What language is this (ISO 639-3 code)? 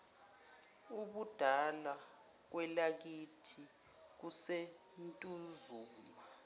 zul